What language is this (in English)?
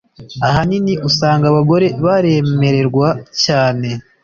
Kinyarwanda